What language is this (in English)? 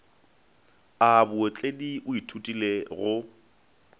Northern Sotho